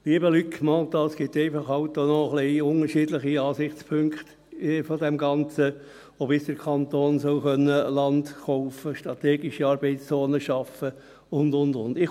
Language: Swiss German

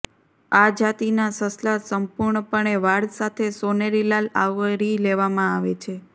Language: Gujarati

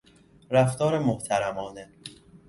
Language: Persian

